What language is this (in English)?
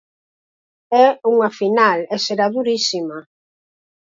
Galician